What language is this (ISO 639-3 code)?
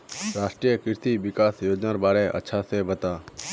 mag